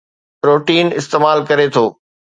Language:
Sindhi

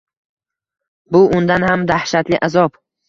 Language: Uzbek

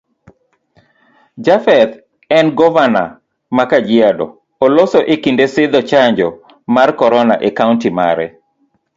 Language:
Luo (Kenya and Tanzania)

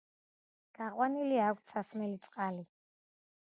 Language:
Georgian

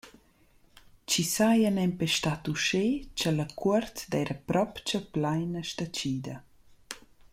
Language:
Romansh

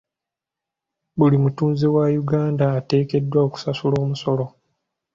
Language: Ganda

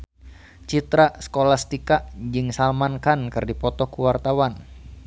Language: Sundanese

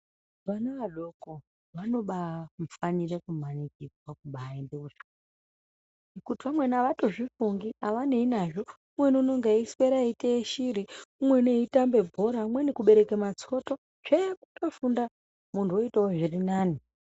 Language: Ndau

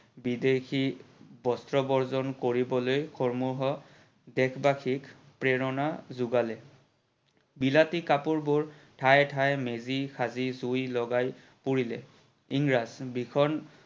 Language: Assamese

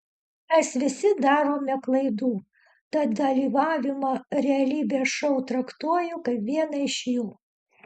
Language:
Lithuanian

